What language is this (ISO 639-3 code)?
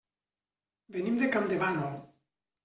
cat